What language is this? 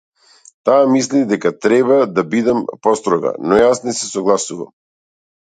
Macedonian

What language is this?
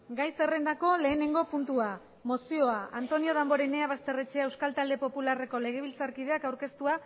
Basque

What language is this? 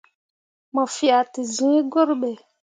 Mundang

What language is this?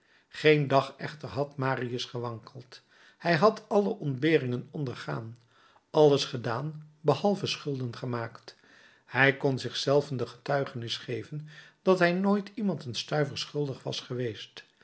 Dutch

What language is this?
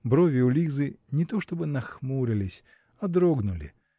Russian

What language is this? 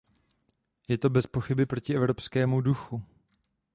Czech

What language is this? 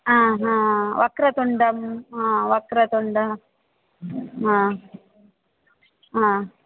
Sanskrit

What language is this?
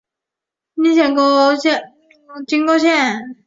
Chinese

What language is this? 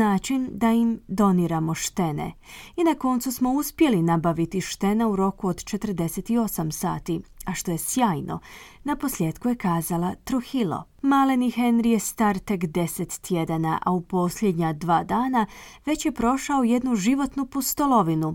Croatian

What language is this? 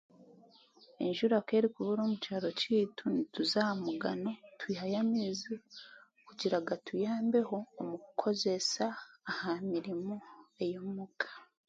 Chiga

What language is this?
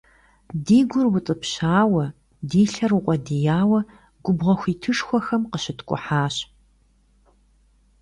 Kabardian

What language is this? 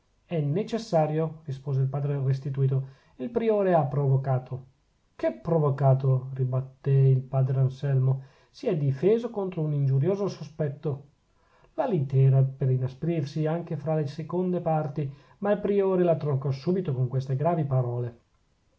Italian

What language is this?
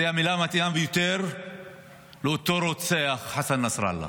Hebrew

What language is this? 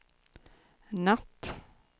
Swedish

